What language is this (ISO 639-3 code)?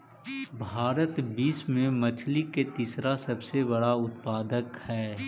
mag